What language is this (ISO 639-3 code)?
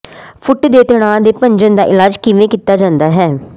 pan